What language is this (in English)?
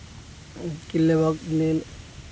Maithili